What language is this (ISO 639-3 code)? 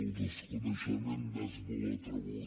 cat